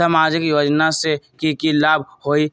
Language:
Magahi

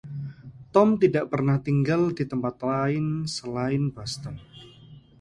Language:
Indonesian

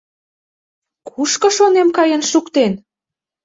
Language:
Mari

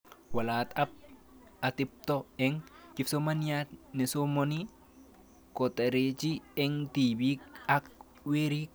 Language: Kalenjin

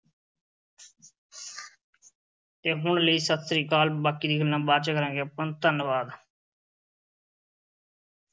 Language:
Punjabi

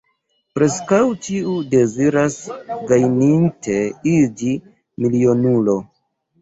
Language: Esperanto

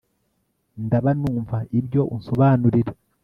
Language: Kinyarwanda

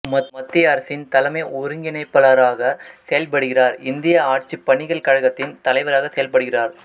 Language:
Tamil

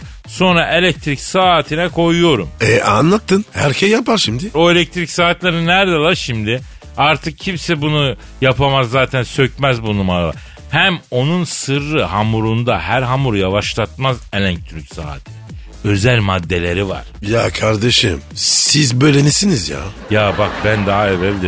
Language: Turkish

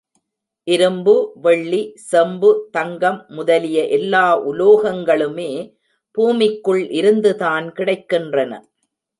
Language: Tamil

